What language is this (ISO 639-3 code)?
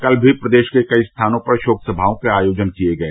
hin